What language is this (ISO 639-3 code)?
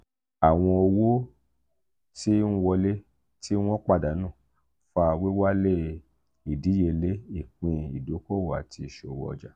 yor